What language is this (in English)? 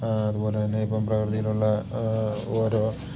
Malayalam